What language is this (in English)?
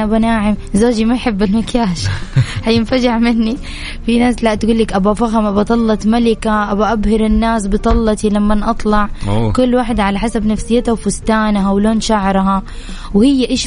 Arabic